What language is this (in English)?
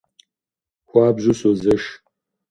Kabardian